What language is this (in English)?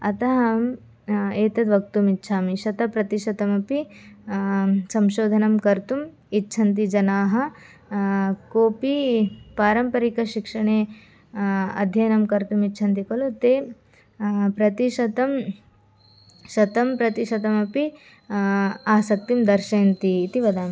Sanskrit